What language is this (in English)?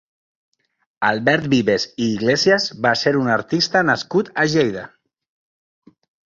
Catalan